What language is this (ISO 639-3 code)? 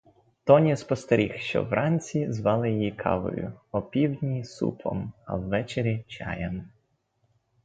ukr